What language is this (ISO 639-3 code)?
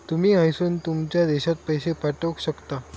mar